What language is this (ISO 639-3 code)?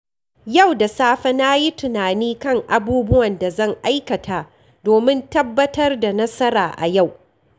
hau